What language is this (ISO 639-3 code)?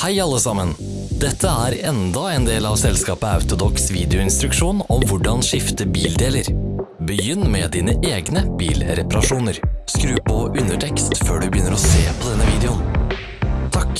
nor